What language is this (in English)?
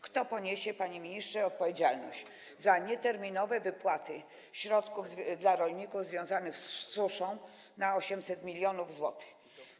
Polish